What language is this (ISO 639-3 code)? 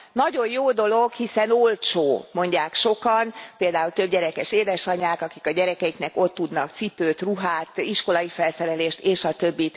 hun